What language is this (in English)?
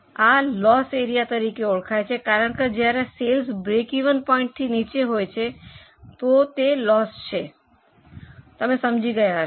Gujarati